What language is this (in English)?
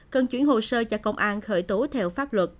Vietnamese